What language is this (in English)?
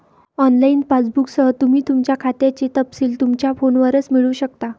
Marathi